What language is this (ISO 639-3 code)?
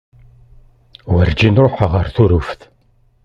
kab